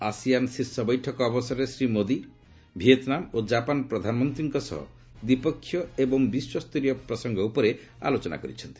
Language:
Odia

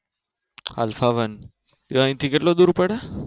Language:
Gujarati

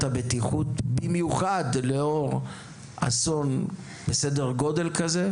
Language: Hebrew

